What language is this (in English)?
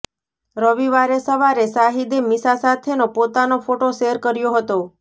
Gujarati